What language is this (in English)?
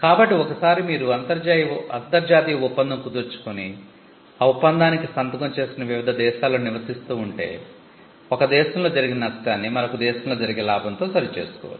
Telugu